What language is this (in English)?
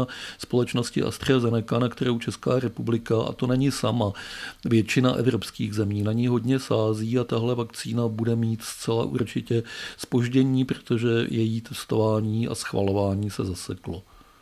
Czech